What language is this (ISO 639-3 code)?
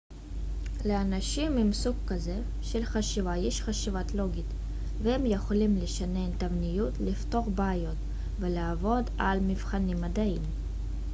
heb